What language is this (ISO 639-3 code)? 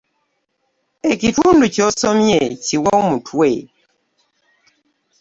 lug